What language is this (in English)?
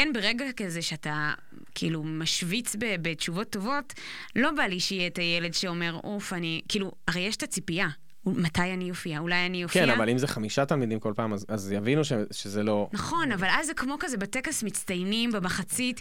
Hebrew